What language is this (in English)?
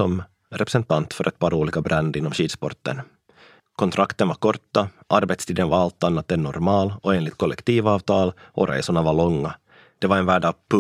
Swedish